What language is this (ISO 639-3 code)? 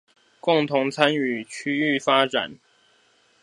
zho